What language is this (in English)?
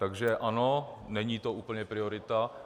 Czech